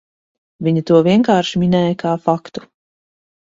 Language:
Latvian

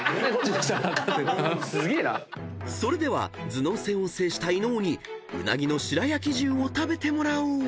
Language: Japanese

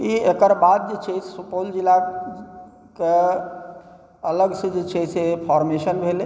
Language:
Maithili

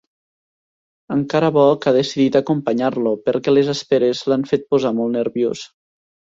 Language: Catalan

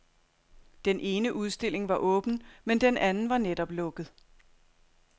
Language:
Danish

